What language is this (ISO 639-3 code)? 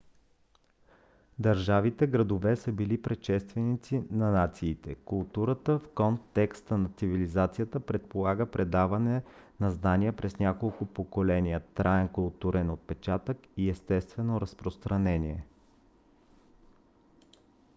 bul